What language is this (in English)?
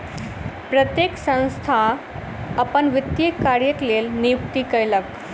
Maithili